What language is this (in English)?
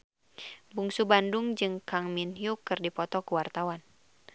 Sundanese